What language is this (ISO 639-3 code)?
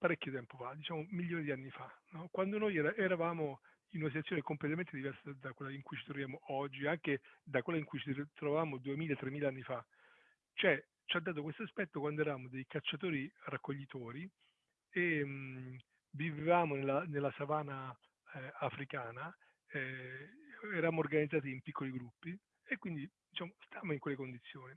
ita